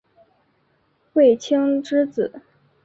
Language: Chinese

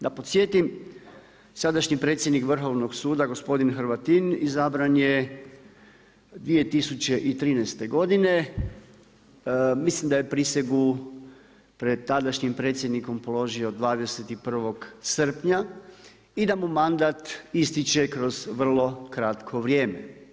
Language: Croatian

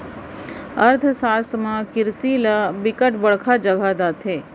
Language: Chhattisgarhi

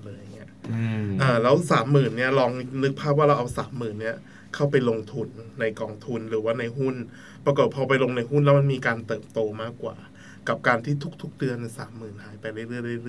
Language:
Thai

